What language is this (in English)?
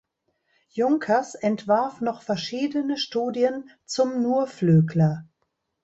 German